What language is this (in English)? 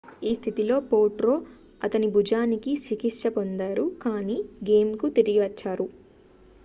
Telugu